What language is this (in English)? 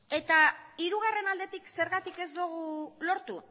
Basque